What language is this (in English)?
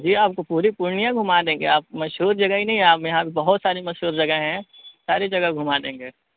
Urdu